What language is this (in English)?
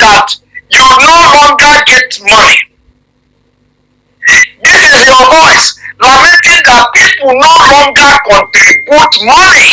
English